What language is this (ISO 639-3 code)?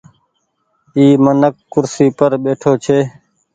gig